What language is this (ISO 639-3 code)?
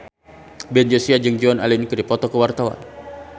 sun